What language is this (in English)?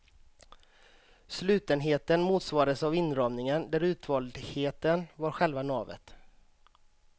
Swedish